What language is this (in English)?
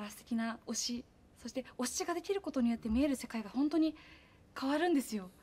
Japanese